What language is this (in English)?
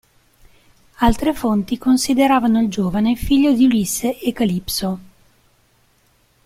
Italian